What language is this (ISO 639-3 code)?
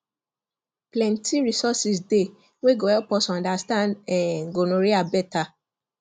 pcm